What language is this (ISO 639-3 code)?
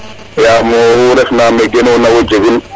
srr